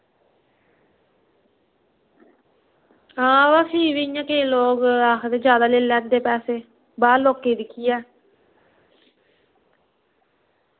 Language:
Dogri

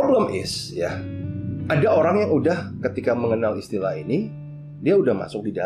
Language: Indonesian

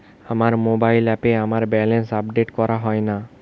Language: Bangla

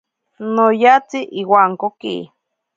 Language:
Ashéninka Perené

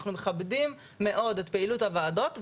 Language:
Hebrew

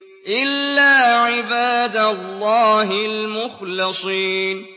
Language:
Arabic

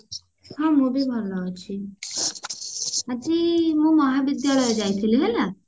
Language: Odia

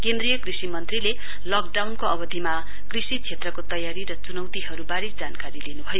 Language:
Nepali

